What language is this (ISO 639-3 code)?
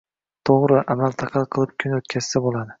uzb